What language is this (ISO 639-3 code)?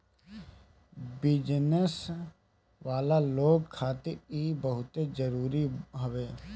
bho